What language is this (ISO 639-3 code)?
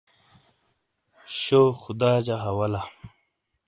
scl